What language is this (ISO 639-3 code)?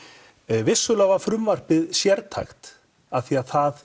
isl